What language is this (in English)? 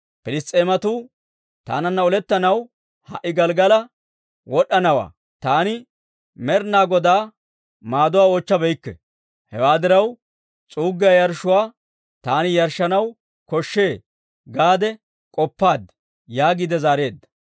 Dawro